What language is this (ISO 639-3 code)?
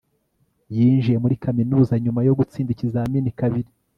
kin